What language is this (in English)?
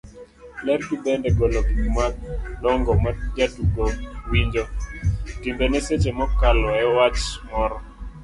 Luo (Kenya and Tanzania)